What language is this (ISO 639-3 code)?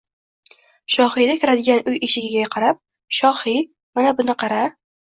uzb